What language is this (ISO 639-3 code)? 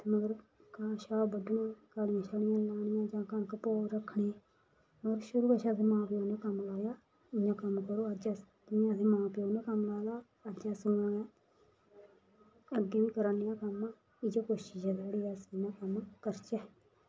doi